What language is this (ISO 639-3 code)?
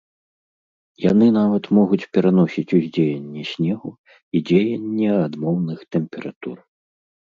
bel